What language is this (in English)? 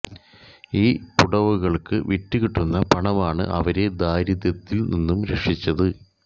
Malayalam